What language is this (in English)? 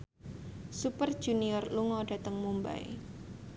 Javanese